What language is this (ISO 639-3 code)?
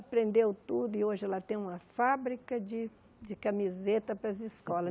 por